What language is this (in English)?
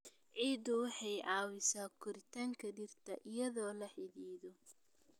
Somali